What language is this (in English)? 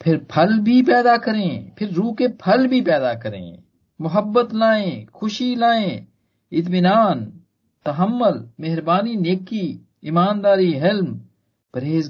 Hindi